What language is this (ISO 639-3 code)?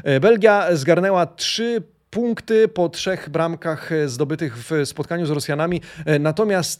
pol